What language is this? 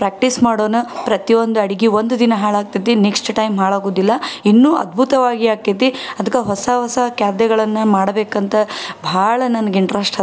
Kannada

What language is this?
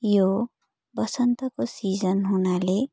Nepali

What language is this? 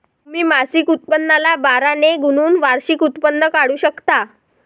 Marathi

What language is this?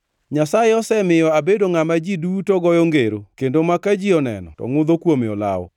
Luo (Kenya and Tanzania)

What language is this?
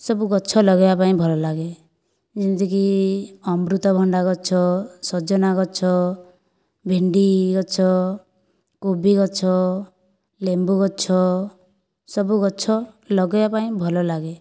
Odia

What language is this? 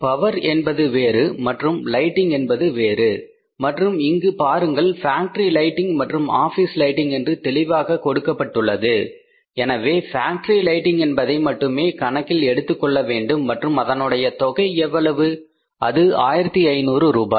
Tamil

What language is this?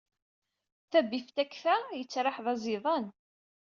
Kabyle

